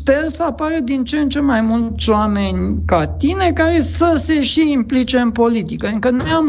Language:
Romanian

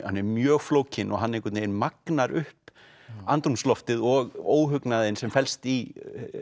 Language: Icelandic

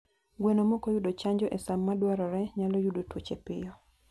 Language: Luo (Kenya and Tanzania)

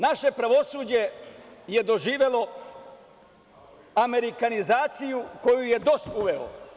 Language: Serbian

